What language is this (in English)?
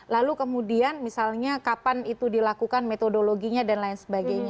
Indonesian